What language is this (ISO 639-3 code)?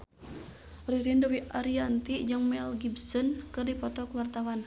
sun